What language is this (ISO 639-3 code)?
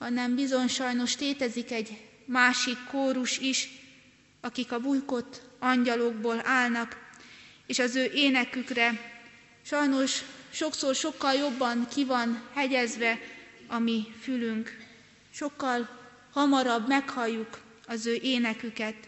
hun